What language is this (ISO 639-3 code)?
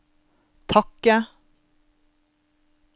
nor